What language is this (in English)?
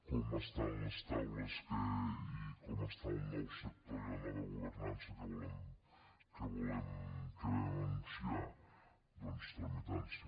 Catalan